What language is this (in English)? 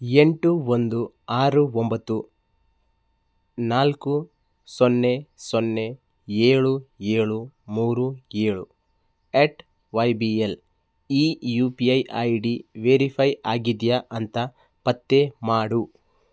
Kannada